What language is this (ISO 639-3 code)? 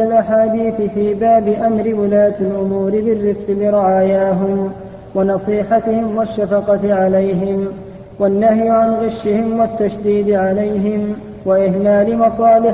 ara